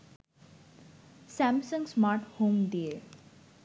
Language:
Bangla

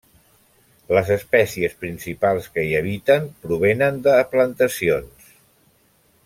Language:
Catalan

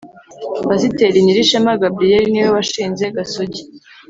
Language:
Kinyarwanda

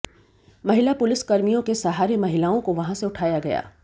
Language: Hindi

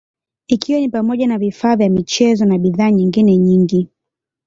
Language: Swahili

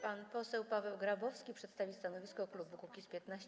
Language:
Polish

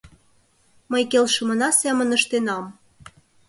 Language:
Mari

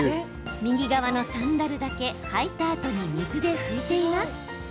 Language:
Japanese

